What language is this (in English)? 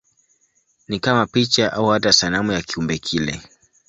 Swahili